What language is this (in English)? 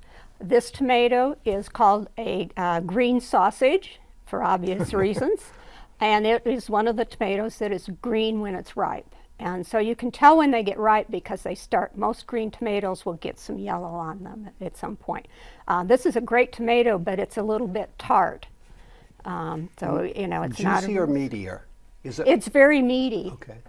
English